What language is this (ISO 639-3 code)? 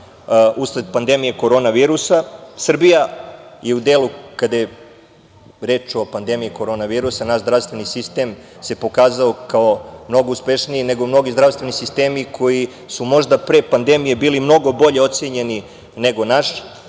srp